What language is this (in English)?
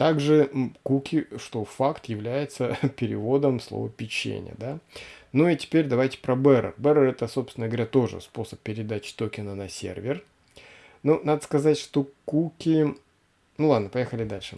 Russian